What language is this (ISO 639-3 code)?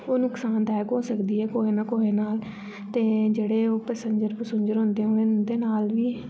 doi